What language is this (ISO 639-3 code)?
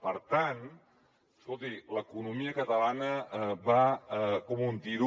cat